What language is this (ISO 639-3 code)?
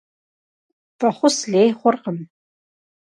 kbd